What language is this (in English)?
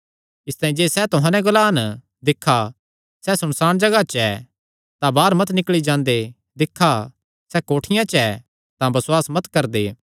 Kangri